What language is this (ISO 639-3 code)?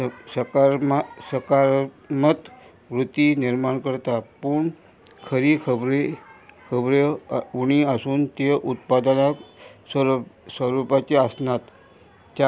kok